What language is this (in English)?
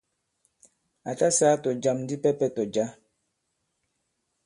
Bankon